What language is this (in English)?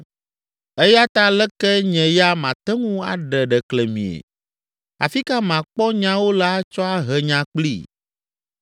Ewe